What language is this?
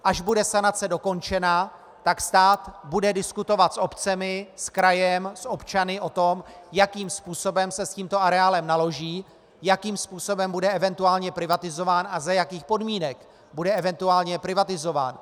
Czech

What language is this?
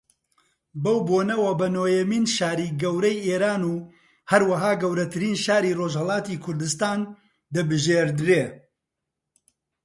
Central Kurdish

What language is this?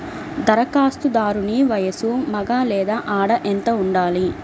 Telugu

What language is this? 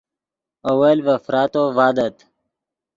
Yidgha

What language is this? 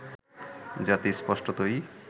Bangla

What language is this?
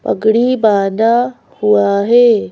Hindi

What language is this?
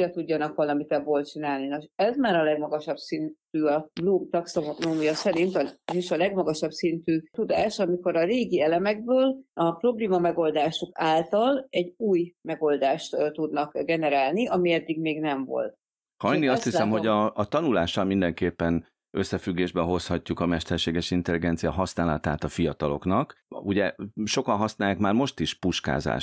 Hungarian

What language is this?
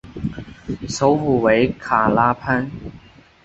Chinese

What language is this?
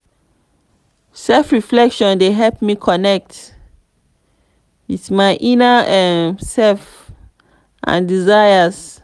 Nigerian Pidgin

